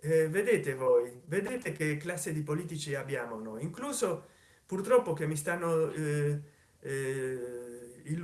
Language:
Italian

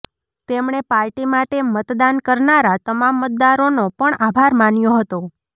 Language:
Gujarati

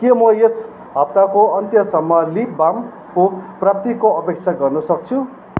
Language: Nepali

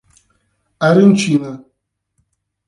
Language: Portuguese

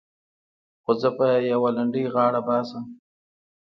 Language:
Pashto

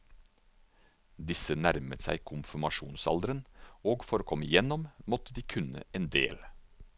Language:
Norwegian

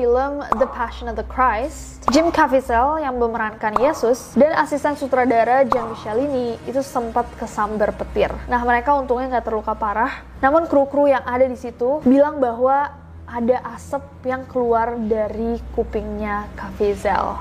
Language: Indonesian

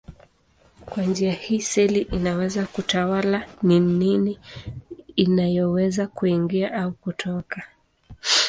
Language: Swahili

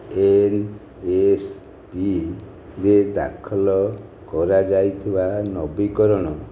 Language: Odia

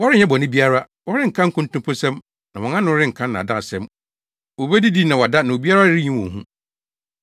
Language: Akan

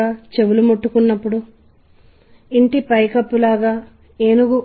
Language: Telugu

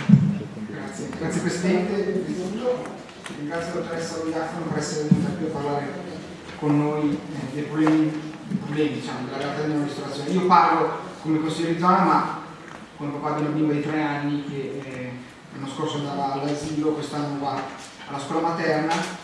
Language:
Italian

